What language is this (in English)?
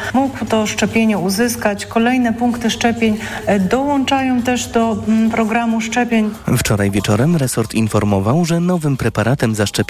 Polish